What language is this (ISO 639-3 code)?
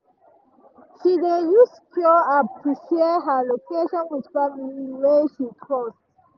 pcm